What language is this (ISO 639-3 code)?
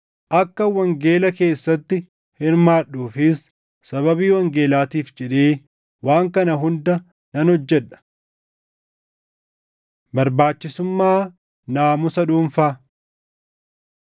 orm